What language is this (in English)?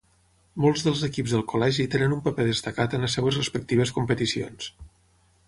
Catalan